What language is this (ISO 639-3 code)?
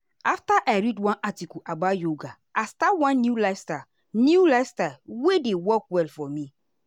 pcm